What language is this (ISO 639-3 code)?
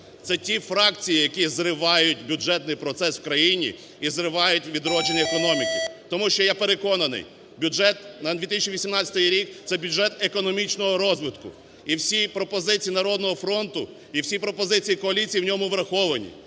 ukr